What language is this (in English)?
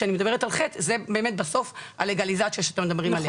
Hebrew